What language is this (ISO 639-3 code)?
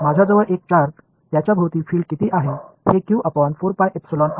mar